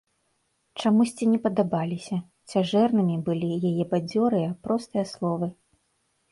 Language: Belarusian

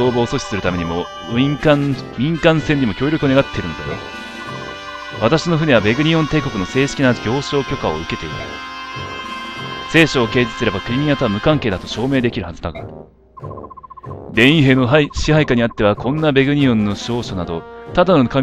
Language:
Japanese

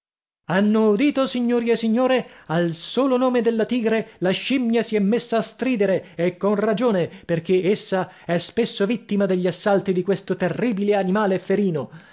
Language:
Italian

